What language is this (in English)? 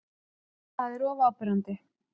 Icelandic